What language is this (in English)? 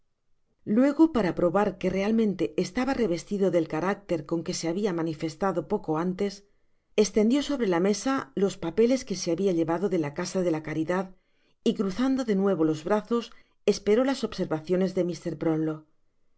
Spanish